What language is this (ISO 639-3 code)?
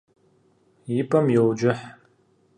kbd